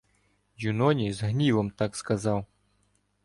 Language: Ukrainian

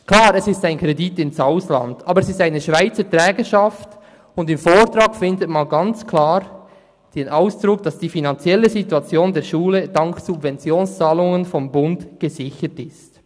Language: Swiss German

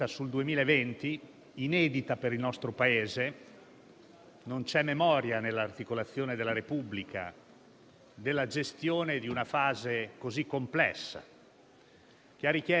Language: Italian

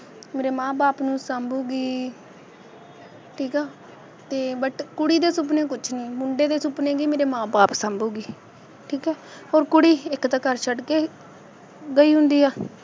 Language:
Punjabi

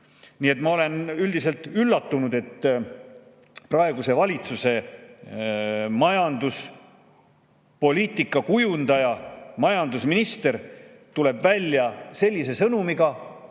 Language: Estonian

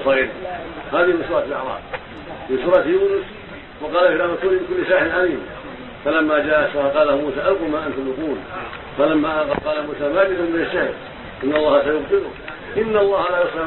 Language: Arabic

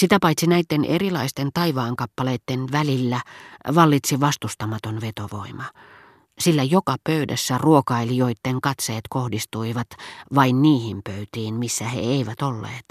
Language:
Finnish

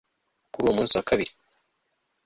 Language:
Kinyarwanda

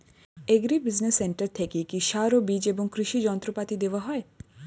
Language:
Bangla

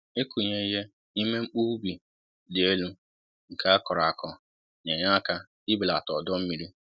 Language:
Igbo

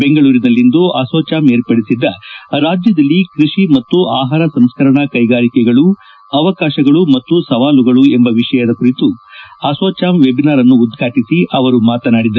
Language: Kannada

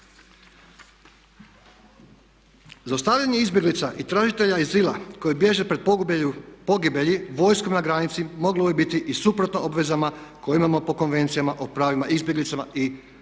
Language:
Croatian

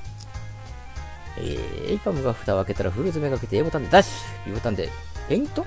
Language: Japanese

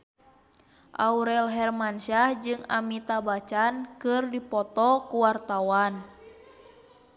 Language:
Sundanese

